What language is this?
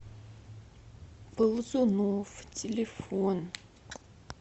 Russian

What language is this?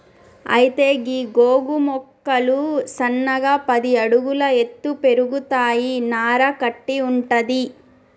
Telugu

